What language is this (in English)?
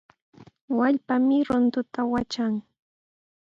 Sihuas Ancash Quechua